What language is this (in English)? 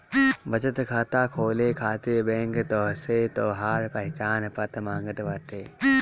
Bhojpuri